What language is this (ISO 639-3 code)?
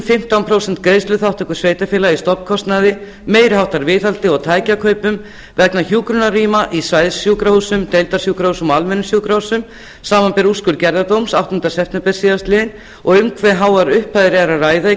isl